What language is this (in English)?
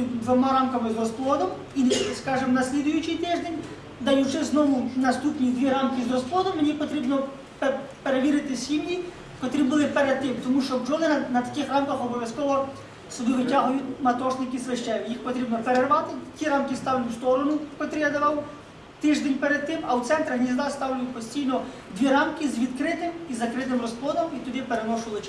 Ukrainian